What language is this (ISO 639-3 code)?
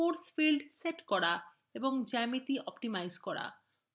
ben